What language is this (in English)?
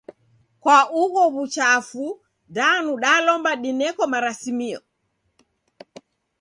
Taita